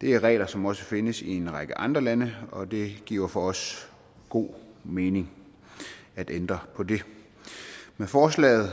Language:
Danish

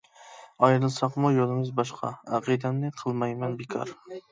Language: Uyghur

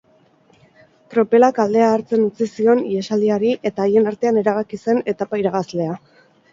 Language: Basque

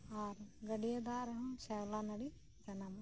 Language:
Santali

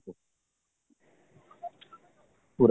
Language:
Odia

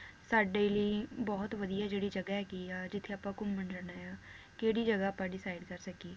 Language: Punjabi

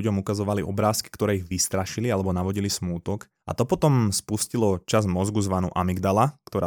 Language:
Slovak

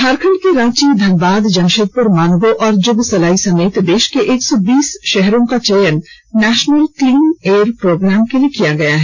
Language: Hindi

